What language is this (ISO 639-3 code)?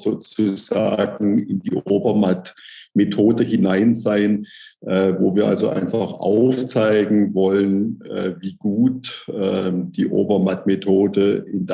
deu